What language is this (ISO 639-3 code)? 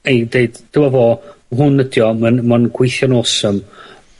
cym